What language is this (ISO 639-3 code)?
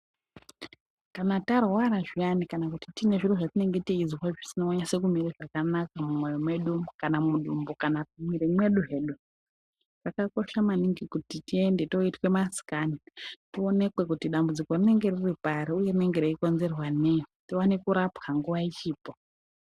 ndc